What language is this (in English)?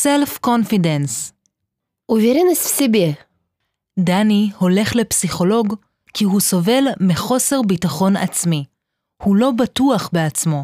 Hebrew